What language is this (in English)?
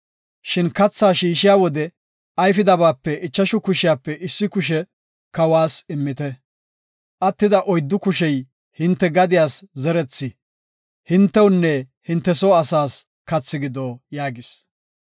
Gofa